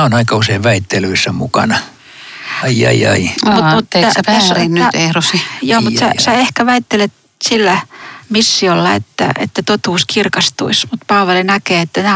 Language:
Finnish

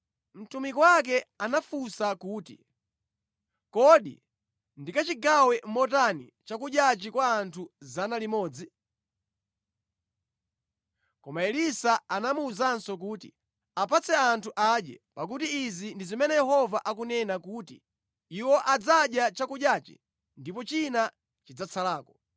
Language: Nyanja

